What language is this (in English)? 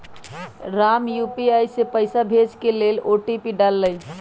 Magahi